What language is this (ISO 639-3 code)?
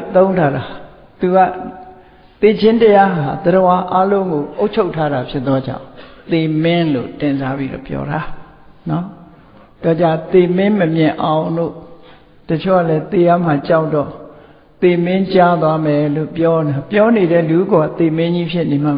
vie